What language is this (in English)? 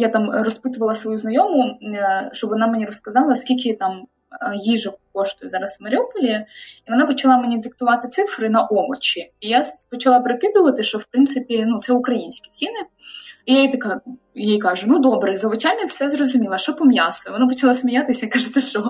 Ukrainian